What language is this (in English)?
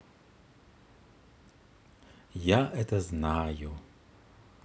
Russian